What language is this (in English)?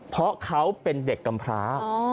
Thai